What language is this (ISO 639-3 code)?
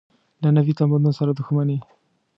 pus